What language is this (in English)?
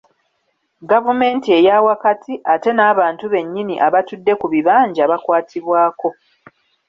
Ganda